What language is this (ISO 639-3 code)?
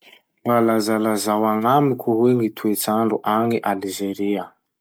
msh